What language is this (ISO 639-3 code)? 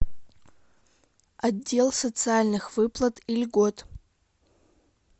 rus